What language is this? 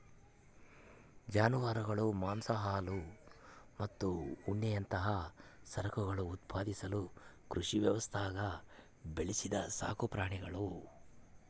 Kannada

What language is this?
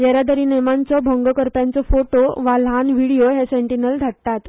Konkani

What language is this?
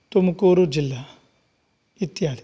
Sanskrit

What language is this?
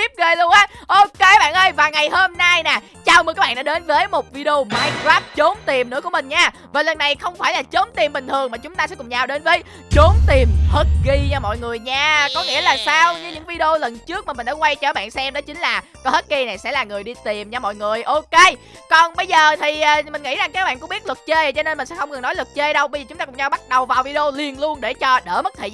Vietnamese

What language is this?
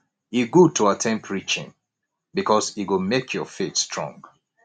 Nigerian Pidgin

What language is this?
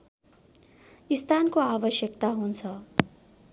Nepali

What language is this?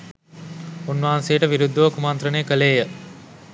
Sinhala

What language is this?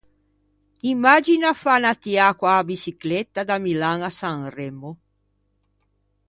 Ligurian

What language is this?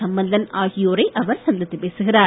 Tamil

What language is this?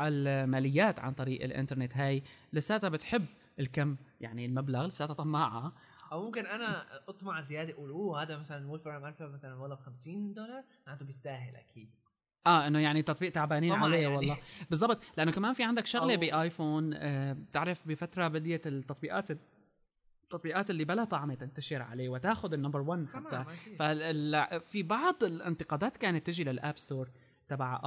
Arabic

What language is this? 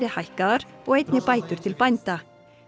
Icelandic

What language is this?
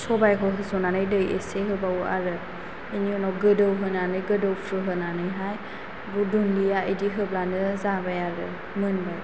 Bodo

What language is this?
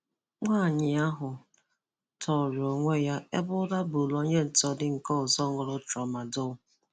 Igbo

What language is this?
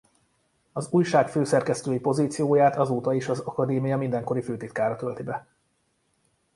Hungarian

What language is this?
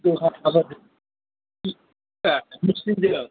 Bodo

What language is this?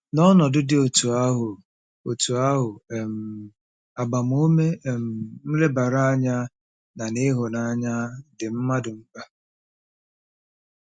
Igbo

